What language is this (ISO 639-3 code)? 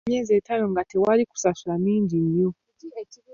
lug